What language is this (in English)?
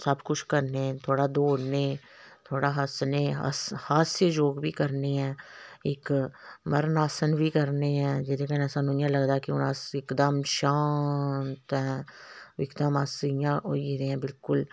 Dogri